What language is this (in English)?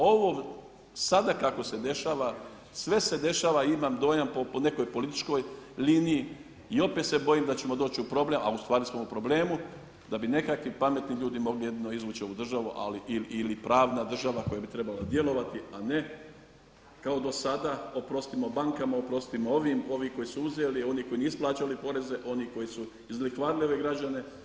Croatian